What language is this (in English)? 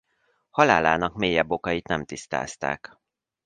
Hungarian